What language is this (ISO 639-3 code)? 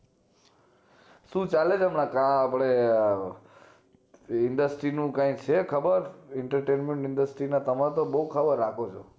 guj